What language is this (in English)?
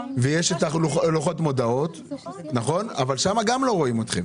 Hebrew